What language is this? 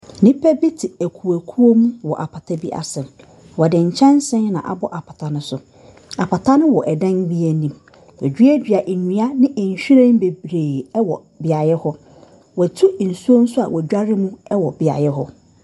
Akan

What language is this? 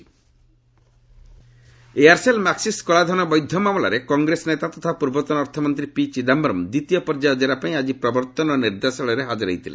Odia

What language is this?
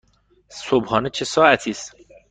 Persian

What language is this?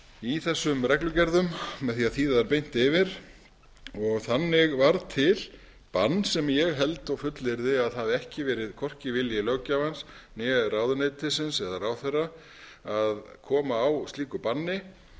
Icelandic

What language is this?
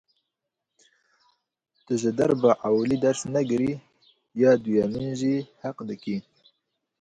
Kurdish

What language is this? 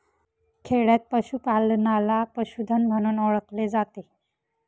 Marathi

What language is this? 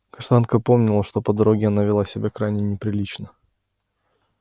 Russian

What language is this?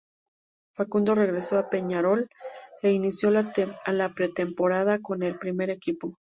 Spanish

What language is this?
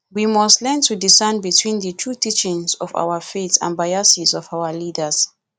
Nigerian Pidgin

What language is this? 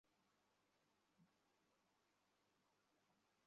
Bangla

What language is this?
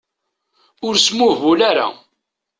Kabyle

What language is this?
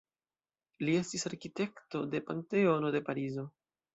Esperanto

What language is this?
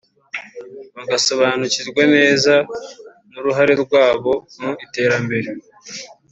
Kinyarwanda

